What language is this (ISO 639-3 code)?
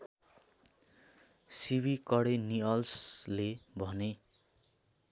nep